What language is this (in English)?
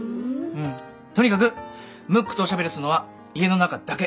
Japanese